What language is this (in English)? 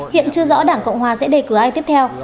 Vietnamese